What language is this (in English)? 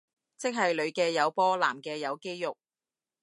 Cantonese